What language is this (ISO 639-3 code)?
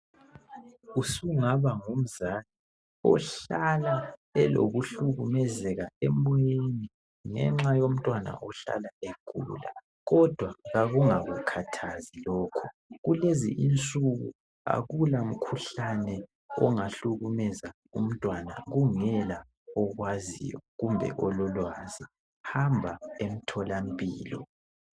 nde